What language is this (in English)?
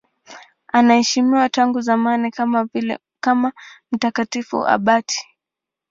Swahili